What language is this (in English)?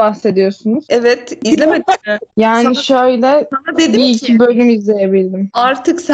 Turkish